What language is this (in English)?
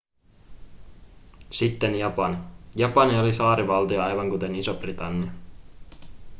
Finnish